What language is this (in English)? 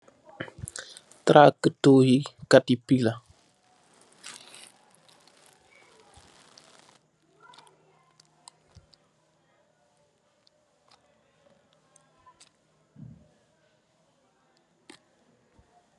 Wolof